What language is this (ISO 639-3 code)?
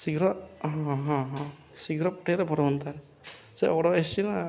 ori